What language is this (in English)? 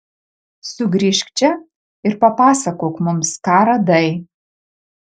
Lithuanian